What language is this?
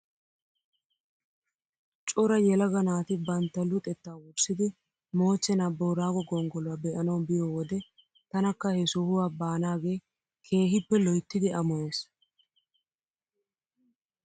Wolaytta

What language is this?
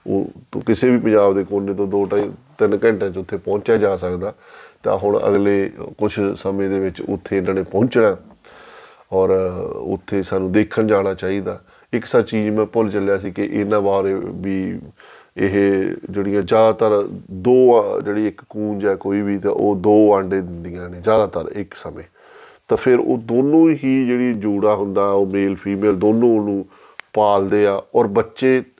Punjabi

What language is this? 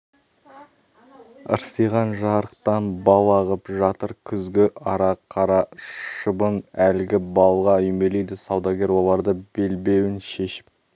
Kazakh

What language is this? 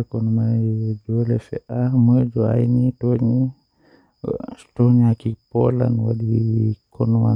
Western Niger Fulfulde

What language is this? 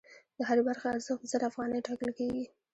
Pashto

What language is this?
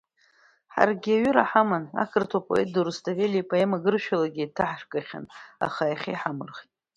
Abkhazian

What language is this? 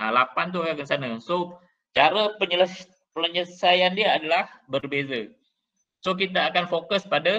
Malay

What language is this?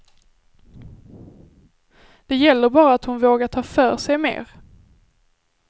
Swedish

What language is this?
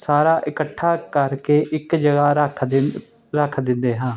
Punjabi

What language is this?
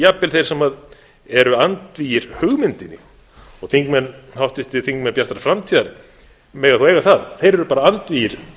Icelandic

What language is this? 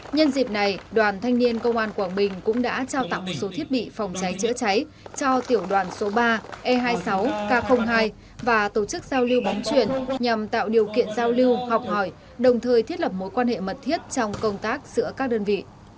Vietnamese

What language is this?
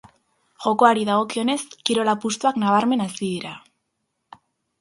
Basque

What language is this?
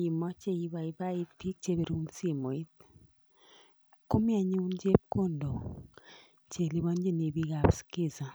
Kalenjin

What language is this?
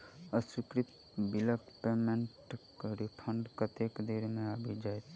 Maithili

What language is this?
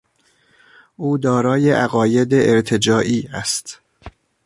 Persian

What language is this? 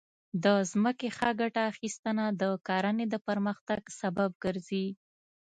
Pashto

